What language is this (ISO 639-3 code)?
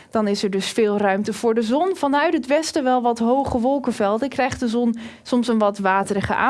nld